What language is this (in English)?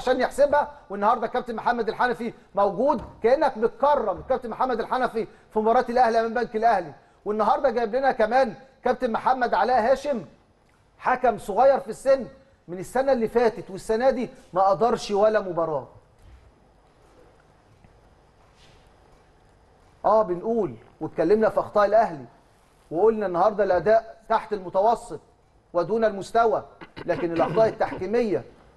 Arabic